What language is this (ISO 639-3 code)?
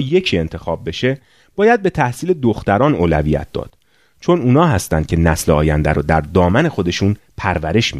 fas